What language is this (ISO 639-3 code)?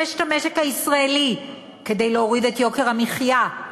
heb